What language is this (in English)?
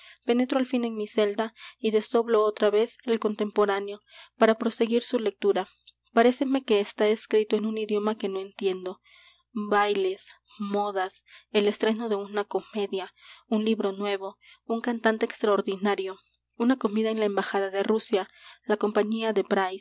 Spanish